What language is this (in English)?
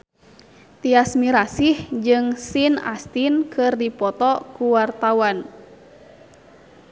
Sundanese